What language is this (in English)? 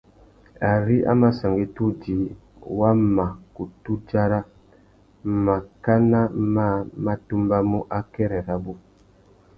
Tuki